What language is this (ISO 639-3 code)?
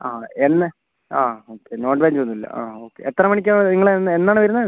mal